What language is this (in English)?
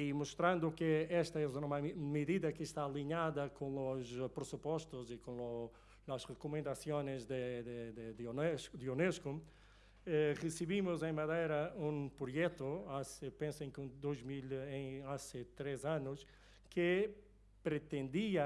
Portuguese